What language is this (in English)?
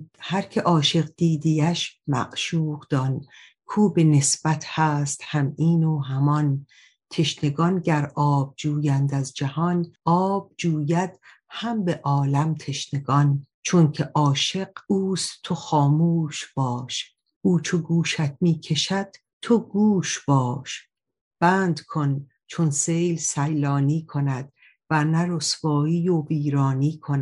Persian